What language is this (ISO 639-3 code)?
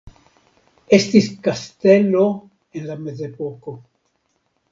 epo